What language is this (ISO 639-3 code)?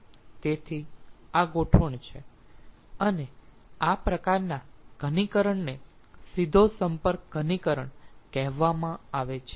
guj